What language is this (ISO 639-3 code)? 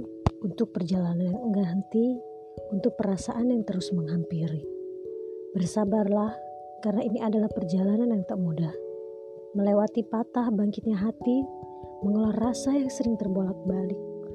ind